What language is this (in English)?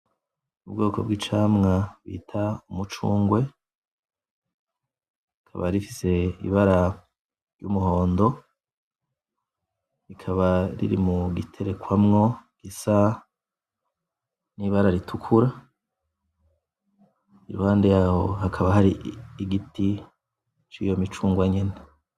Rundi